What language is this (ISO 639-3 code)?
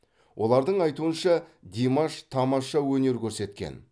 kaz